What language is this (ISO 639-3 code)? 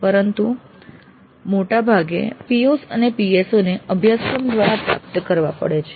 guj